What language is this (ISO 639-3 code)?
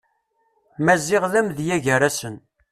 kab